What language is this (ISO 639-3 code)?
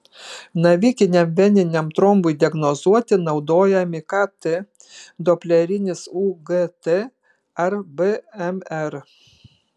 lit